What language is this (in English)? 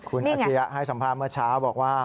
Thai